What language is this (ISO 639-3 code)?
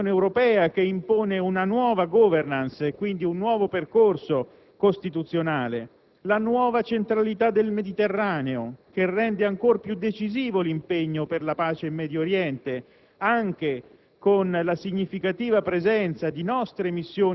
ita